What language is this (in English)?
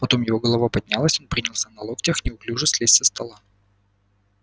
Russian